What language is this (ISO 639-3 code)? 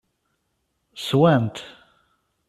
kab